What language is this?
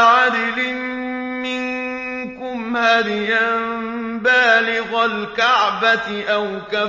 Arabic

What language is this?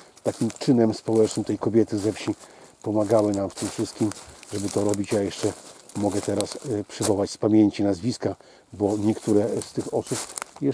Polish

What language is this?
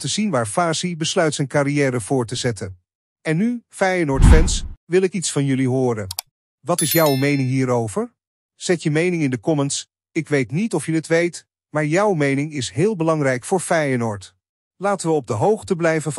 Dutch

